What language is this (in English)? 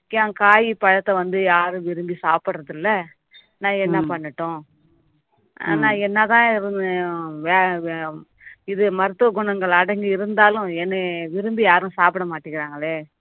Tamil